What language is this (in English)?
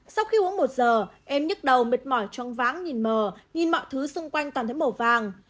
Vietnamese